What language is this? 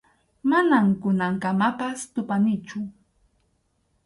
Arequipa-La Unión Quechua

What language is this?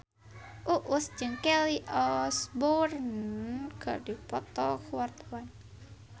Sundanese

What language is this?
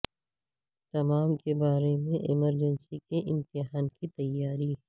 Urdu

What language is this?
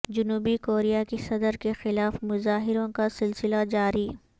Urdu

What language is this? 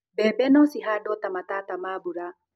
Kikuyu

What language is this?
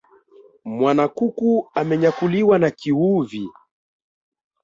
Swahili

